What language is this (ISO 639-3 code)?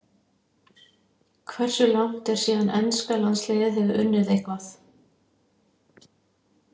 isl